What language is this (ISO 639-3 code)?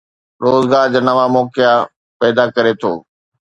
snd